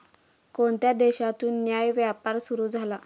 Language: Marathi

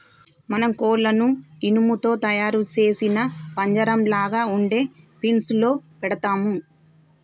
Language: Telugu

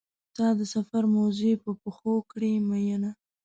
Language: Pashto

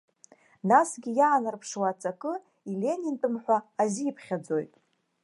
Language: Abkhazian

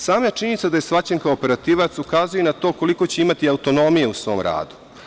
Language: Serbian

